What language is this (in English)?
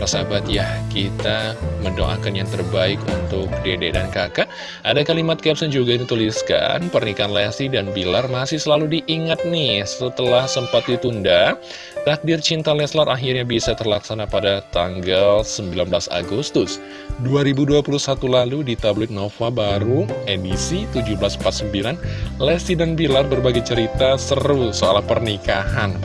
Indonesian